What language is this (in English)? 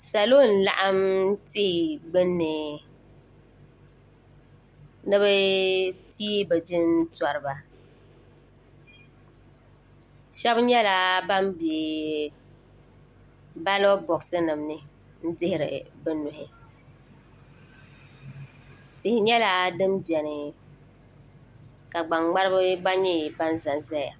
Dagbani